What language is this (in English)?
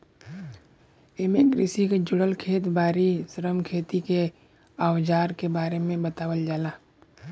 Bhojpuri